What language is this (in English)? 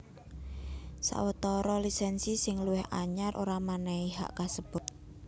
Javanese